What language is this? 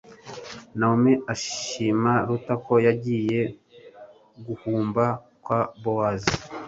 Kinyarwanda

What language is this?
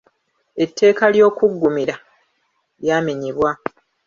Ganda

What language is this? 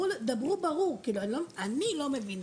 Hebrew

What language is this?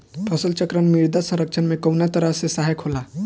Bhojpuri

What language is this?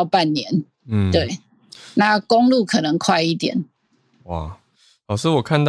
Chinese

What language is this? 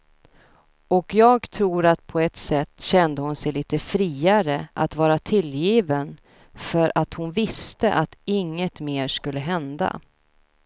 Swedish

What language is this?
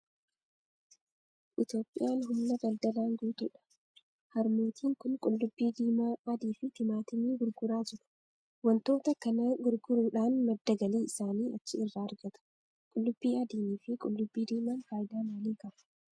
Oromo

